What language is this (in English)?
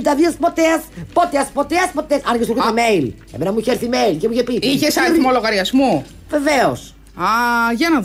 Greek